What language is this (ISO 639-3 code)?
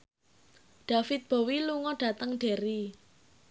jav